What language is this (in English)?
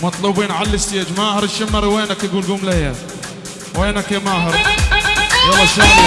Arabic